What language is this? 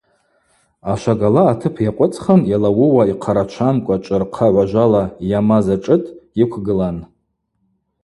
Abaza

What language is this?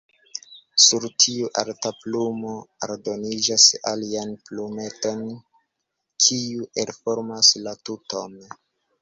Esperanto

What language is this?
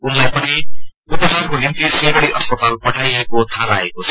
Nepali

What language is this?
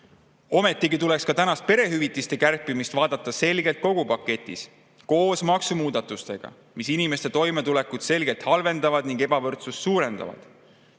Estonian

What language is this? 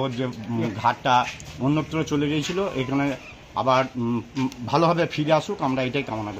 Hindi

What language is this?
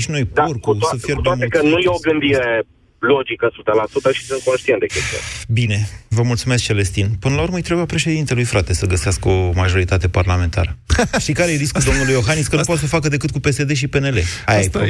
Romanian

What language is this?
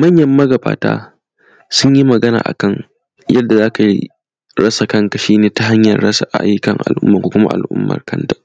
Hausa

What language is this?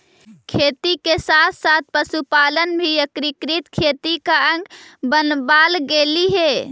Magahi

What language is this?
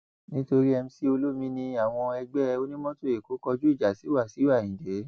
Yoruba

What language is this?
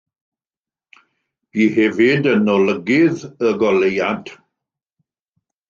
Welsh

